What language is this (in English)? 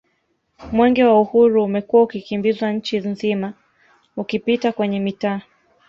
Swahili